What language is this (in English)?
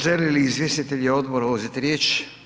Croatian